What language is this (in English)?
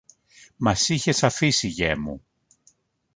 Greek